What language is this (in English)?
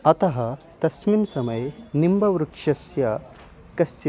Sanskrit